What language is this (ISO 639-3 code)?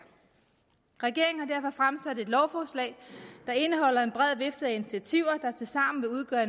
dan